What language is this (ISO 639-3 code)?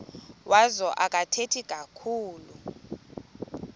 xho